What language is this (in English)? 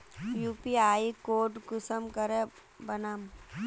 Magahi